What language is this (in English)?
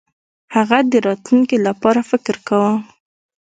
Pashto